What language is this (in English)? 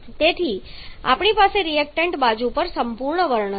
Gujarati